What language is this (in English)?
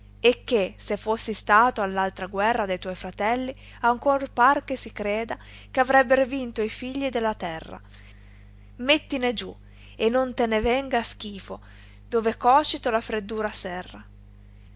Italian